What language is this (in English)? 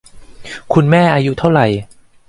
Thai